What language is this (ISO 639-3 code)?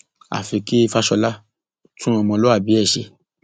yor